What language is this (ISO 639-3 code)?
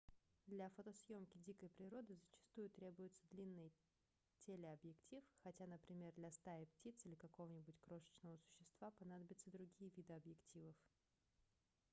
rus